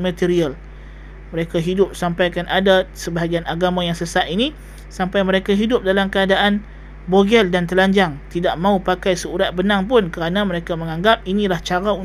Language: Malay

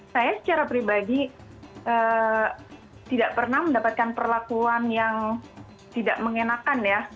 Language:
Indonesian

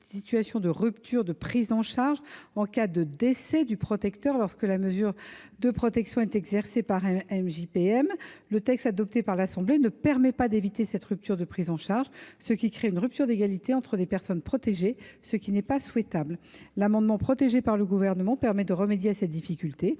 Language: French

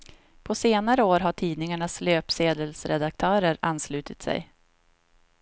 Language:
Swedish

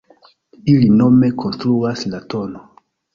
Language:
Esperanto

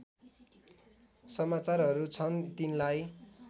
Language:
Nepali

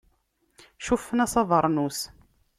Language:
Kabyle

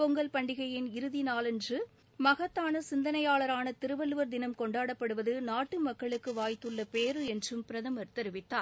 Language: Tamil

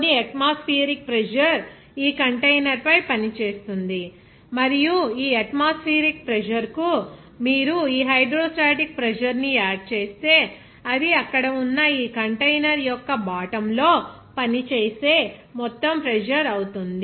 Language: Telugu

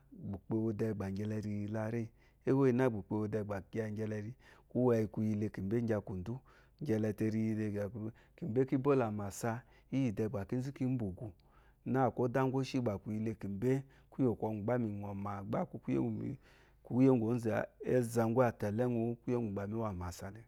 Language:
Eloyi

